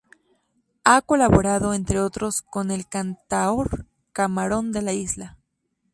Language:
Spanish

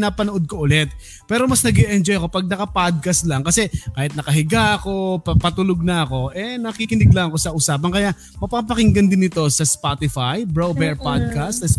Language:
Filipino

